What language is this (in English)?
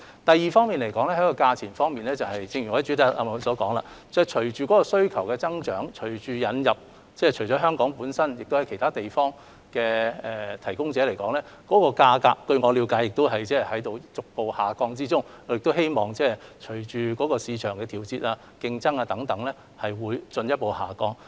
Cantonese